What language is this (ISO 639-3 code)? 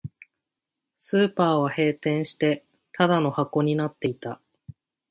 jpn